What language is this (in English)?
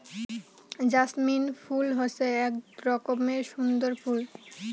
Bangla